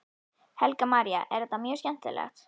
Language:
Icelandic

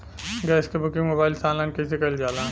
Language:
Bhojpuri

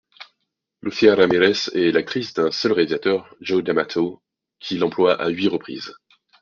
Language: French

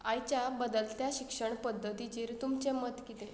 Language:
Konkani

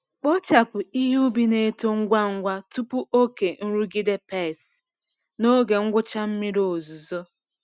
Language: Igbo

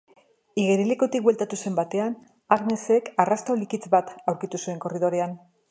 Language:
Basque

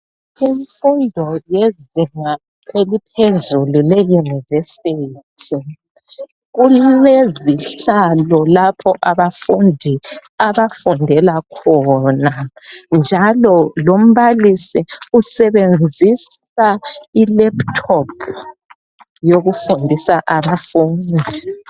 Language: North Ndebele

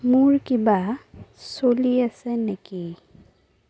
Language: Assamese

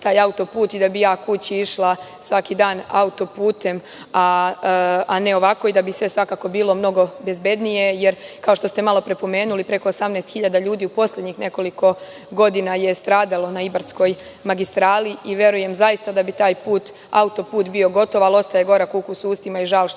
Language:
Serbian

